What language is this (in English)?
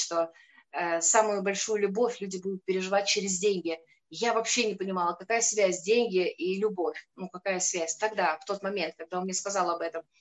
Russian